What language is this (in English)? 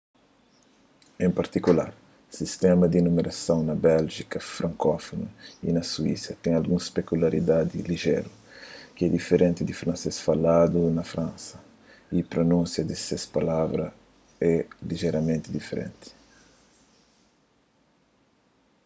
Kabuverdianu